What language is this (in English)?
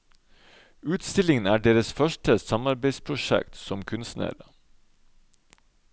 Norwegian